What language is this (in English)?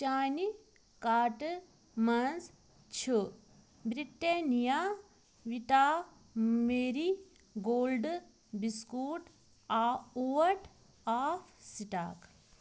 Kashmiri